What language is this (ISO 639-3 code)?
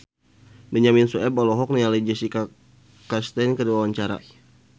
sun